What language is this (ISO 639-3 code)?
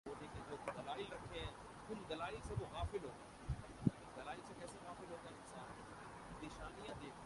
urd